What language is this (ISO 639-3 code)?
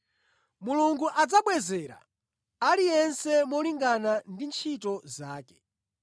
nya